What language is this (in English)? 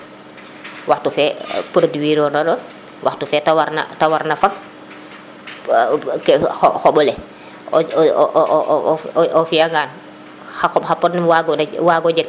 Serer